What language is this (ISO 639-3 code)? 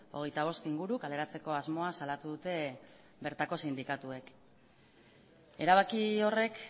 eus